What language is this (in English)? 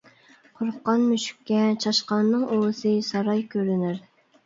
Uyghur